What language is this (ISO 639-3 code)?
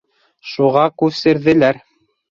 bak